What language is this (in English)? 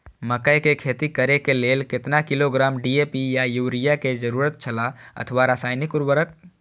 Maithili